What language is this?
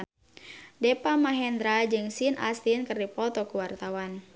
Sundanese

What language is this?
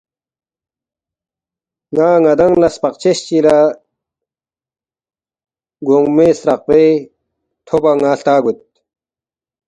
Balti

